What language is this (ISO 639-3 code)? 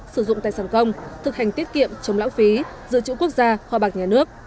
vie